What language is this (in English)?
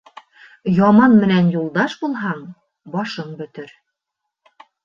Bashkir